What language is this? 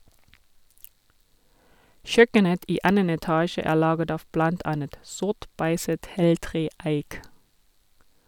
Norwegian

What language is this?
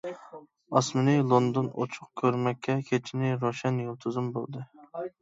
Uyghur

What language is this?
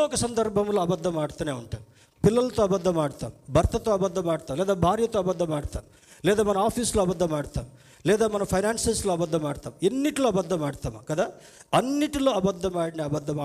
Telugu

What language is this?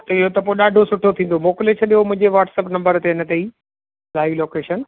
Sindhi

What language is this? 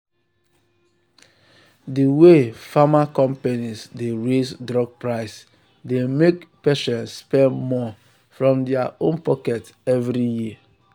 Nigerian Pidgin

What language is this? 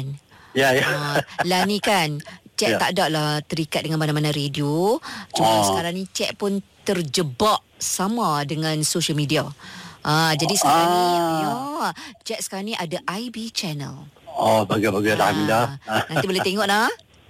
Malay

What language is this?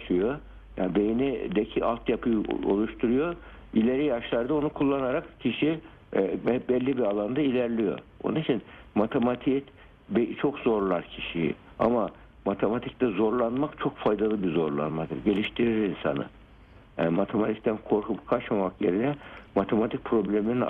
Turkish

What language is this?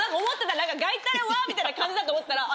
Japanese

